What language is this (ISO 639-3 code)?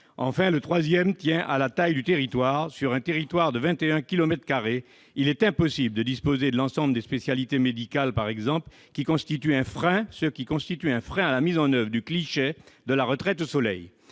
fra